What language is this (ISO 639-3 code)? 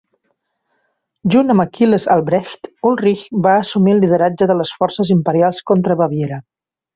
cat